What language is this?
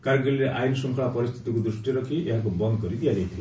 Odia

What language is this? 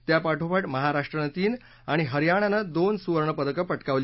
Marathi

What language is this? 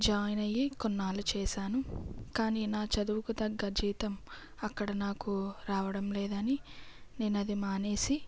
Telugu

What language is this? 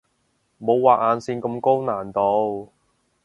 Cantonese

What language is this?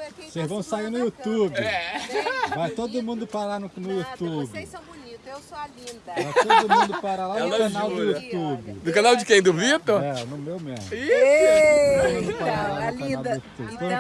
Portuguese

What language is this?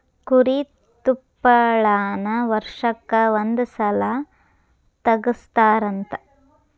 Kannada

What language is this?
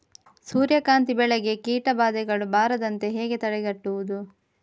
Kannada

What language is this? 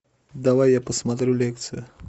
Russian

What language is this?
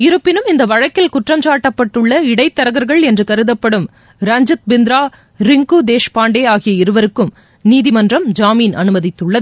Tamil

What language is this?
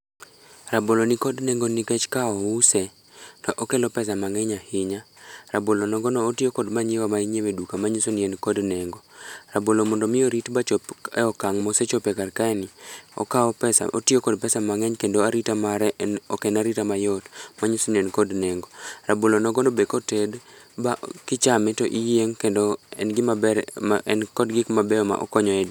Luo (Kenya and Tanzania)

